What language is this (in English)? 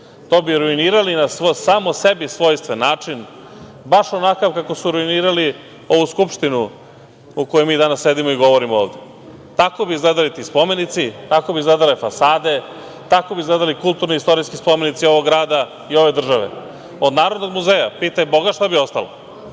Serbian